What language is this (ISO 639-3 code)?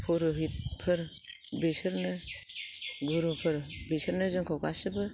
brx